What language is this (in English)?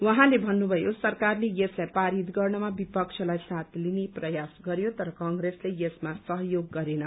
Nepali